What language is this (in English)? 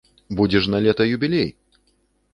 Belarusian